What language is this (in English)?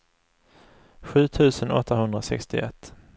Swedish